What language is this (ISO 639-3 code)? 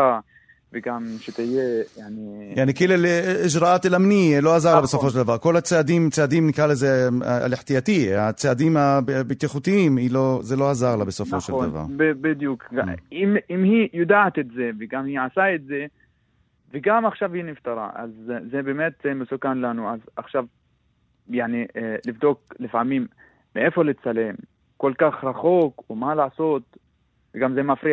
heb